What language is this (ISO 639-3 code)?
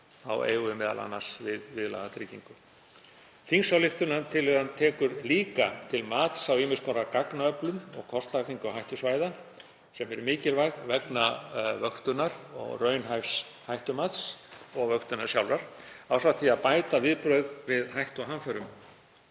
isl